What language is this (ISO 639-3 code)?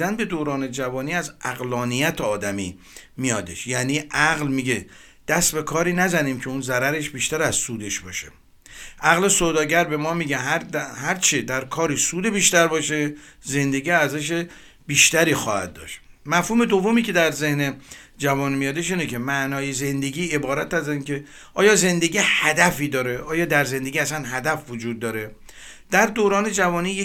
fas